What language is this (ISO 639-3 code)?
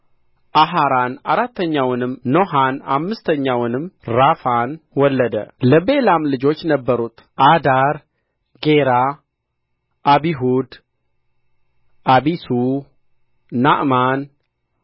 amh